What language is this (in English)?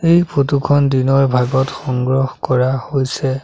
Assamese